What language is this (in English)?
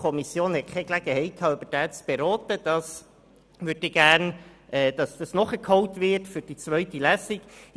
Swiss German